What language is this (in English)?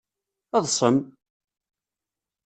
Kabyle